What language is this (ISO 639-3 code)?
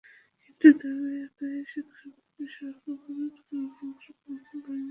ben